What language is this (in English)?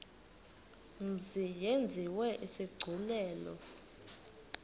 Xhosa